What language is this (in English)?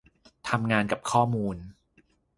Thai